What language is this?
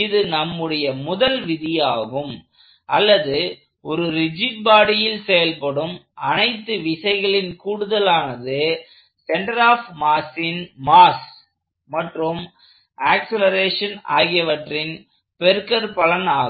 Tamil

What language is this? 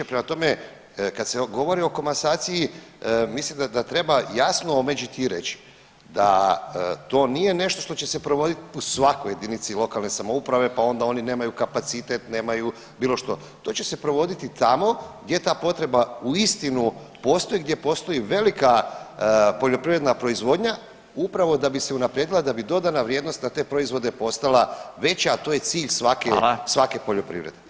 Croatian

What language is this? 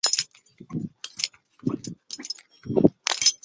Chinese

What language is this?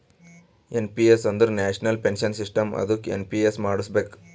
Kannada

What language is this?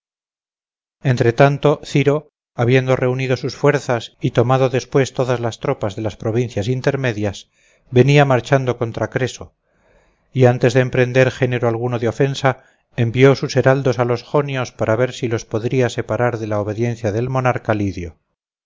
Spanish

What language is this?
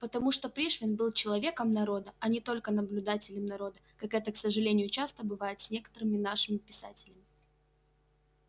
Russian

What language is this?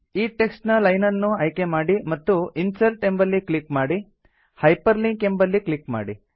Kannada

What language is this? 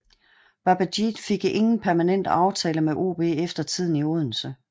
Danish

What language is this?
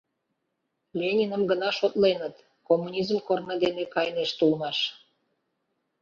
Mari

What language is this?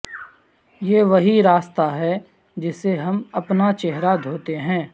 Urdu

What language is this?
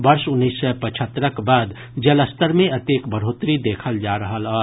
Maithili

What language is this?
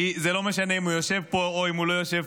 Hebrew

